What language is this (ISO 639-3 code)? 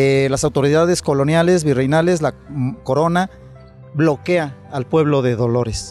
spa